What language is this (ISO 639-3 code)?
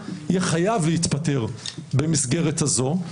heb